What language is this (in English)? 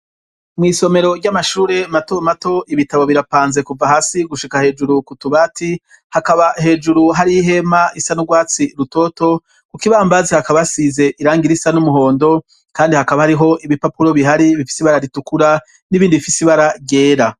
Rundi